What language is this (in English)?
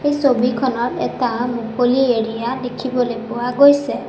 Assamese